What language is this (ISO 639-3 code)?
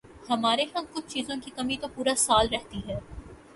urd